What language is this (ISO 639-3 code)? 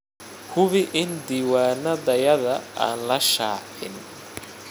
som